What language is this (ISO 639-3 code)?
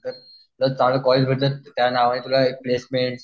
mar